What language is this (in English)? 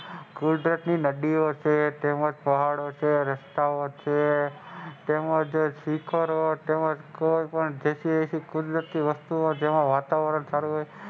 Gujarati